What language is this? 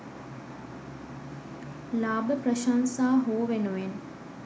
Sinhala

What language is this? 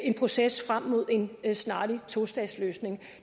Danish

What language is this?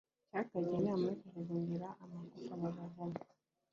Kinyarwanda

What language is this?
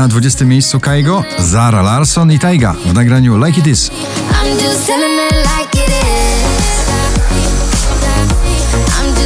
Polish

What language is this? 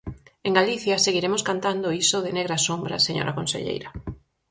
Galician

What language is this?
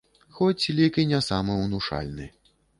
Belarusian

